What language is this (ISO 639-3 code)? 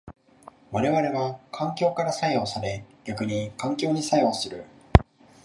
jpn